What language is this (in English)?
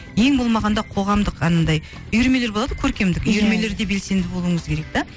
Kazakh